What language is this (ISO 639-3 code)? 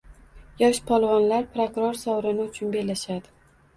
uzb